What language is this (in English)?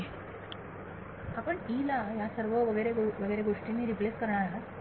Marathi